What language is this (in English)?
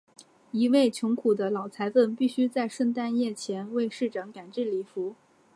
Chinese